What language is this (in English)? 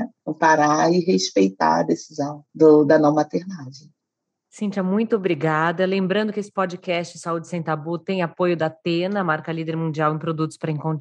Portuguese